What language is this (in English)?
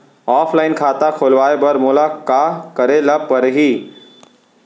Chhattisgarhi